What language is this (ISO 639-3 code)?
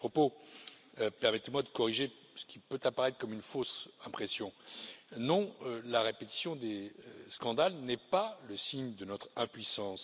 fra